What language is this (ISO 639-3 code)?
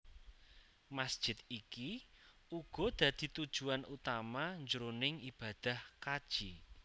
jav